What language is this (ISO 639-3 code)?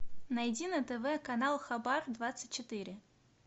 rus